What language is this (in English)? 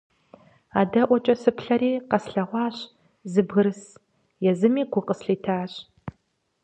Kabardian